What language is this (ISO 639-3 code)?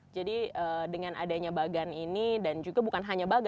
ind